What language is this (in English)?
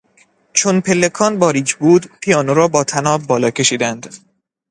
Persian